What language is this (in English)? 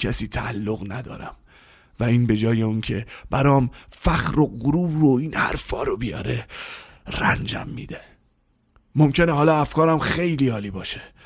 Persian